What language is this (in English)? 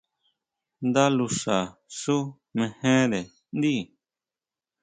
Huautla Mazatec